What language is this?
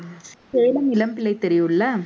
Tamil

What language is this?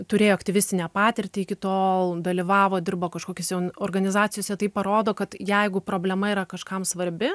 Lithuanian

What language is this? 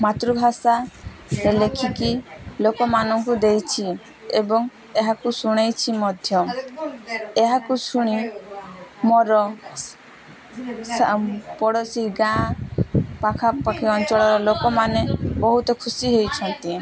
Odia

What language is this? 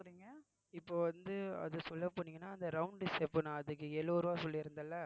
Tamil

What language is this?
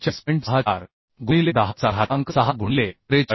Marathi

